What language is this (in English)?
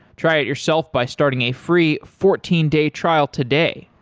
English